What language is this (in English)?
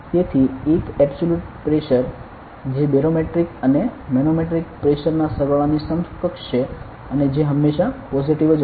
Gujarati